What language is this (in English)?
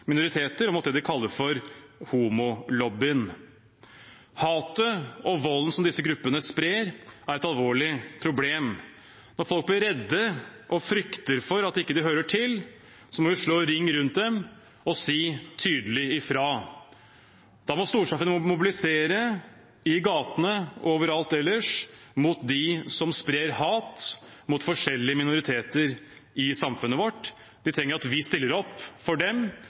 Norwegian Bokmål